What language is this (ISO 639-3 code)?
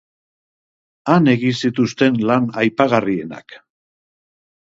eus